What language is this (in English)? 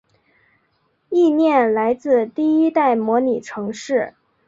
Chinese